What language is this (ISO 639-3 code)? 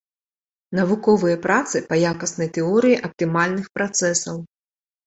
bel